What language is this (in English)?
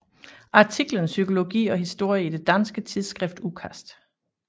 Danish